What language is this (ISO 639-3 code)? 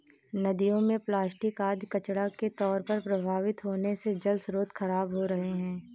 hin